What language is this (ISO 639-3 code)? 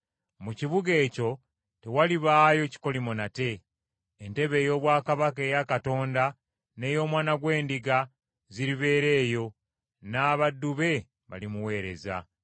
lug